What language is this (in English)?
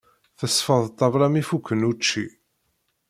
Kabyle